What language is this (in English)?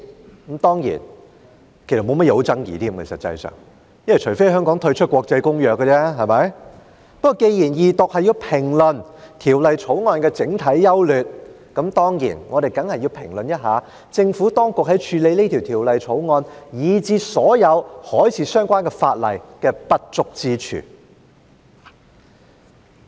Cantonese